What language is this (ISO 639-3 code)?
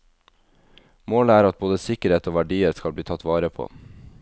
nor